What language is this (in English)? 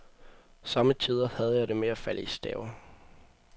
Danish